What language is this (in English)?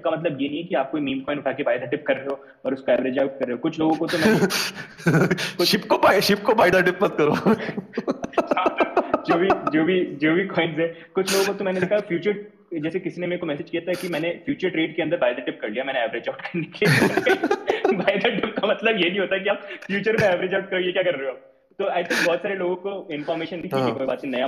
Hindi